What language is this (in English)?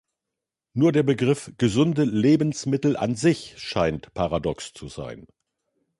German